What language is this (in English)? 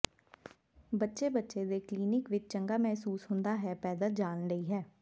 Punjabi